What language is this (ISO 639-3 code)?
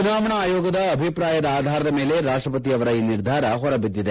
kan